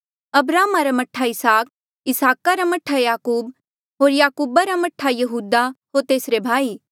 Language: Mandeali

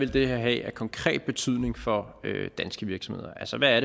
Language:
Danish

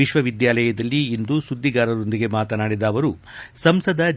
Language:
Kannada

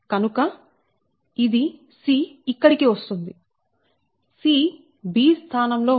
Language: Telugu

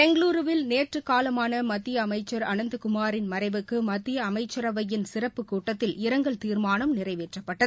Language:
Tamil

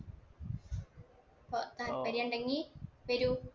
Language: Malayalam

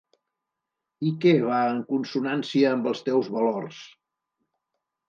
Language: Catalan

